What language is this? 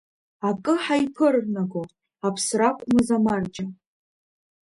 Abkhazian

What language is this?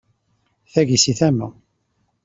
Kabyle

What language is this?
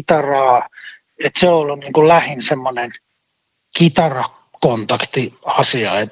Finnish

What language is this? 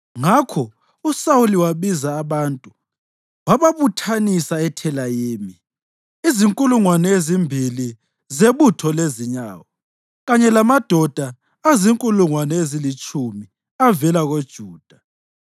North Ndebele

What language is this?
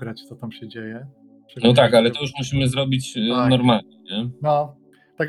Polish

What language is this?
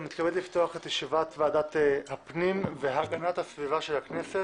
Hebrew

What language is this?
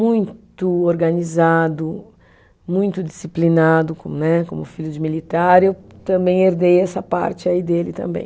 Portuguese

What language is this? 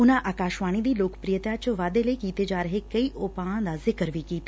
Punjabi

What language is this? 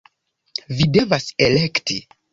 Esperanto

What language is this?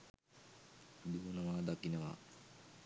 Sinhala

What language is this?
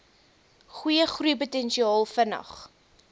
Afrikaans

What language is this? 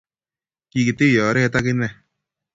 Kalenjin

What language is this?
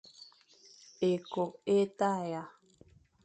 Fang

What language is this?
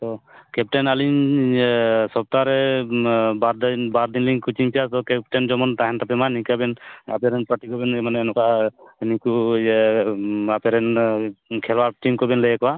Santali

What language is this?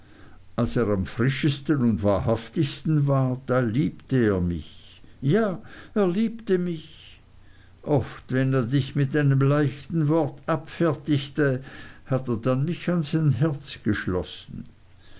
German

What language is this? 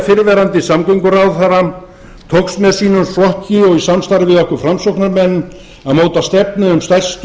Icelandic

